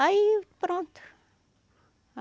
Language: Portuguese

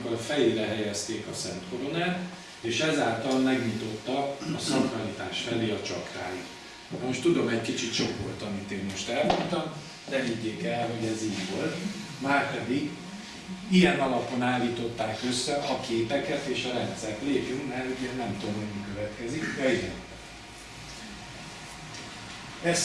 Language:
Hungarian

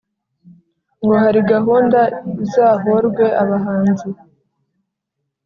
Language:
Kinyarwanda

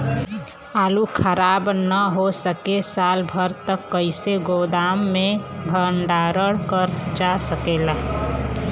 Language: Bhojpuri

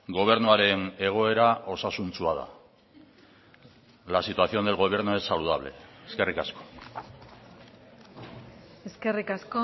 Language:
Basque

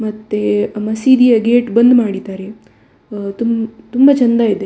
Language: Kannada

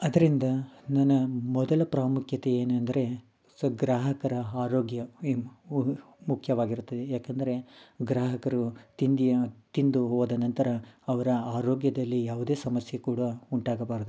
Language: Kannada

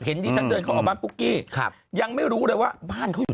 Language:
Thai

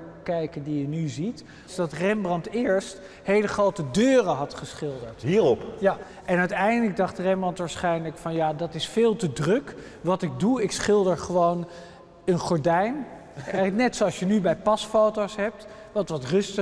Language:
Dutch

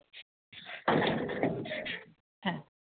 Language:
Bangla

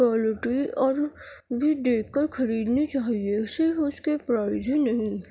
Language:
Urdu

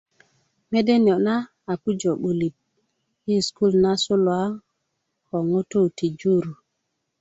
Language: Kuku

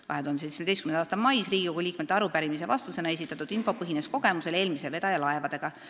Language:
Estonian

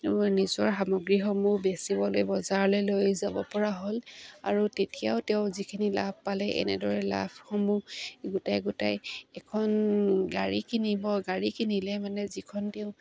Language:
Assamese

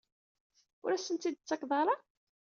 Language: Kabyle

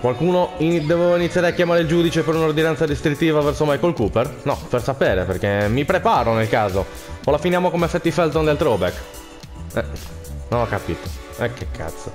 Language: Italian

